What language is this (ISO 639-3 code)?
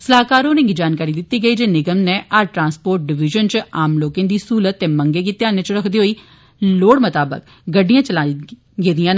doi